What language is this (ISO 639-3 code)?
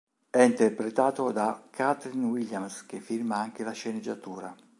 ita